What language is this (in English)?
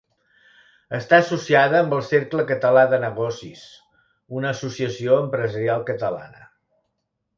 Catalan